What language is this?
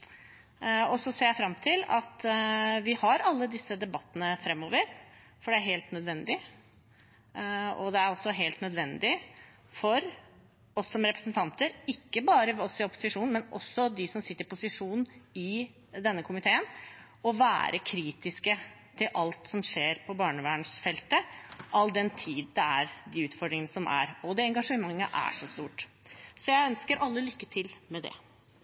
Norwegian Bokmål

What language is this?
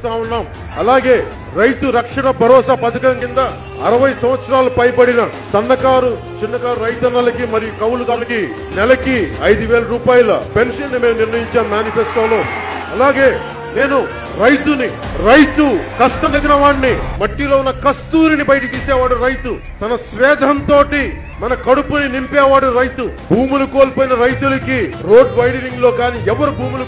Telugu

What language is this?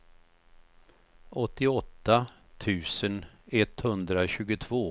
Swedish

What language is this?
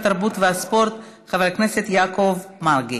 Hebrew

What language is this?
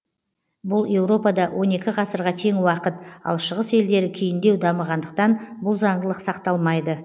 Kazakh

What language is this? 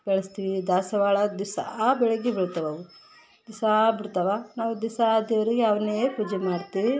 Kannada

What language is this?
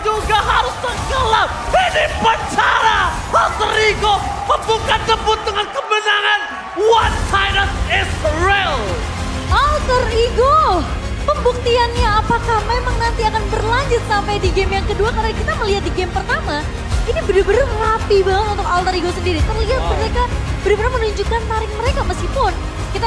Indonesian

